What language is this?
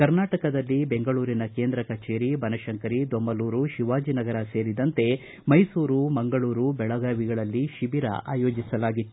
Kannada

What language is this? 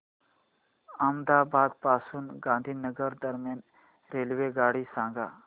Marathi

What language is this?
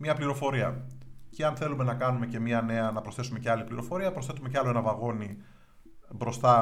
Greek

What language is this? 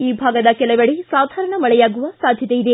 Kannada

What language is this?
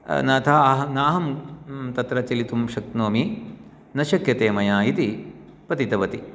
Sanskrit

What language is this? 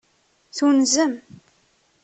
Kabyle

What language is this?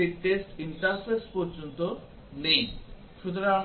Bangla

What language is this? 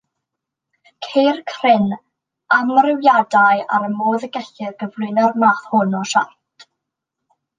Welsh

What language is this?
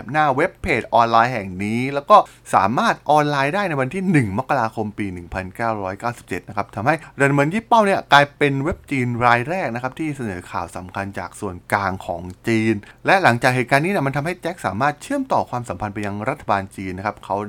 Thai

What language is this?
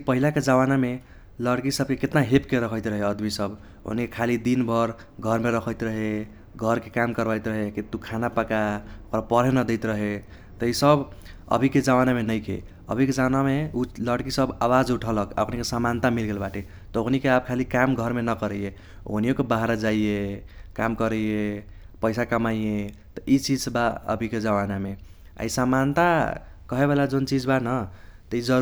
Kochila Tharu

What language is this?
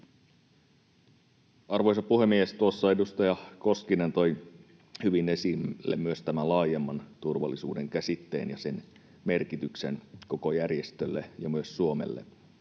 Finnish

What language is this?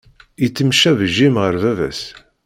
Kabyle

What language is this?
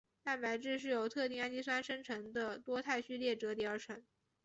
Chinese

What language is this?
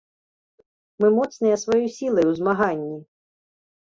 Belarusian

